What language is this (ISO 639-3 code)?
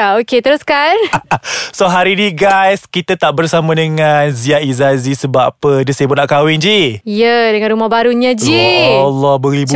msa